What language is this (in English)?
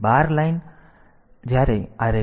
Gujarati